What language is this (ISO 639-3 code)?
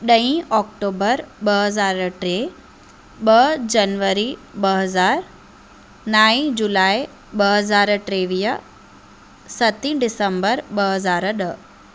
snd